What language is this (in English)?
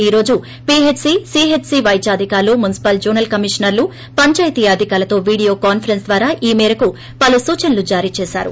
Telugu